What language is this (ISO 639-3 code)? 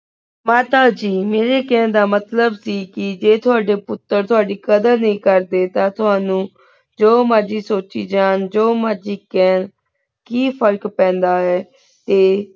pan